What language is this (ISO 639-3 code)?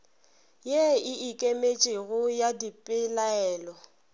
nso